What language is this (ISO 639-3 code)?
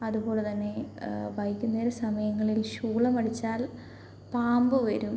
mal